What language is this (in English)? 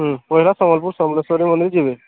Odia